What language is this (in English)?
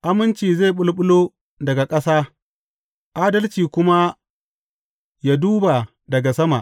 Hausa